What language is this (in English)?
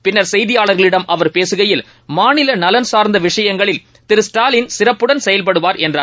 Tamil